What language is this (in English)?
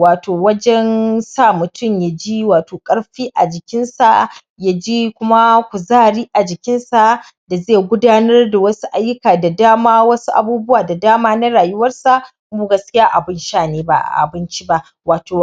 Hausa